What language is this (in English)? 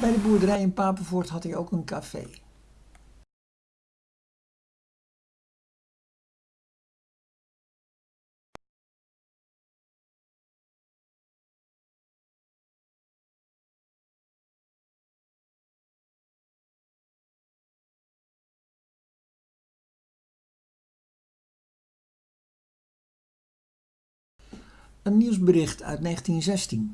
Dutch